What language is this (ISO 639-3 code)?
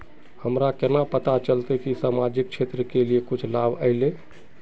mag